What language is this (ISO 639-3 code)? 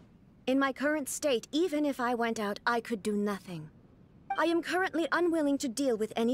eng